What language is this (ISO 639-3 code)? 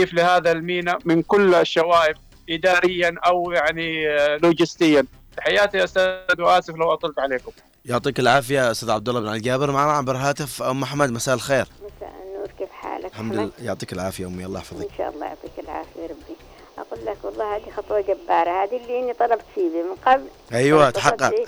ara